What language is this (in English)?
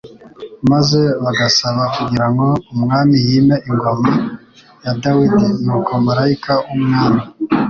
Kinyarwanda